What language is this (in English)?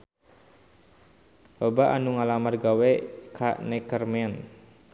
Sundanese